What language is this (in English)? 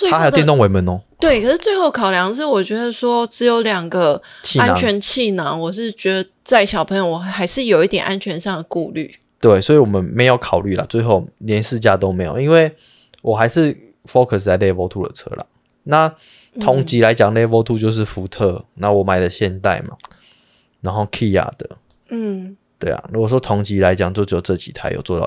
Chinese